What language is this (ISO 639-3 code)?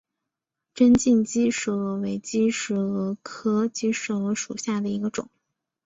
zho